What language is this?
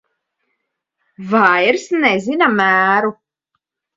Latvian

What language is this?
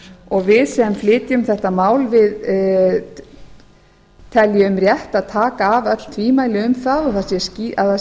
Icelandic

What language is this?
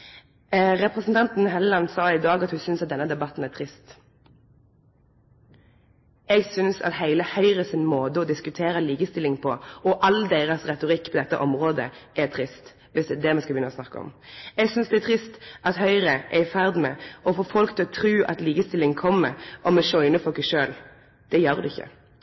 Norwegian Nynorsk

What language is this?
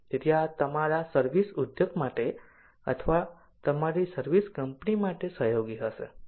Gujarati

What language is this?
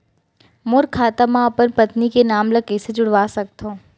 Chhattisgarhi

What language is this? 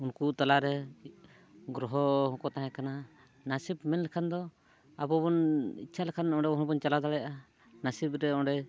Santali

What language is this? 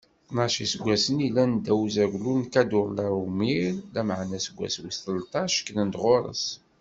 Kabyle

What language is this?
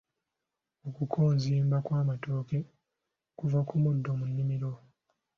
Ganda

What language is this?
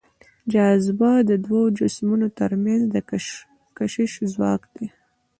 Pashto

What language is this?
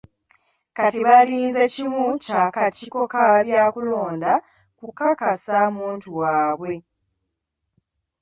Ganda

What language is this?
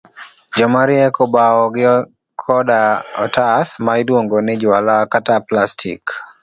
Luo (Kenya and Tanzania)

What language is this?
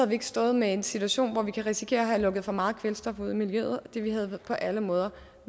Danish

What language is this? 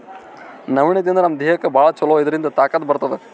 Kannada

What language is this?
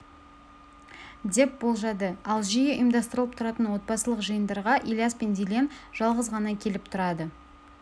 Kazakh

